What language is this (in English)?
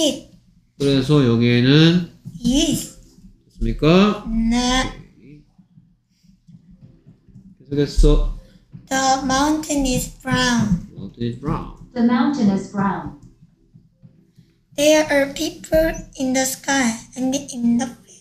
Korean